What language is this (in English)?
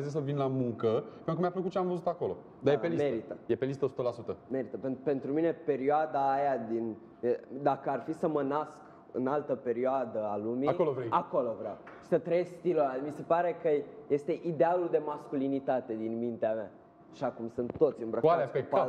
Romanian